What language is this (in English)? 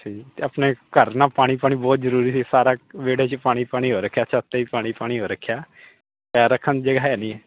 Punjabi